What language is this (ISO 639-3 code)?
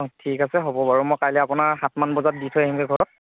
asm